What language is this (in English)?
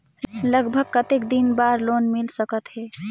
Chhattisgarhi